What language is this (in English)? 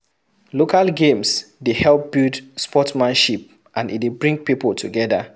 Nigerian Pidgin